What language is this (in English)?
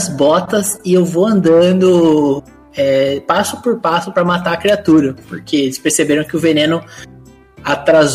Portuguese